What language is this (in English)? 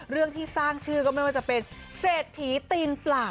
Thai